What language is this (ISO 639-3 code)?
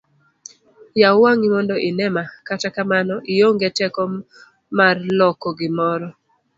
luo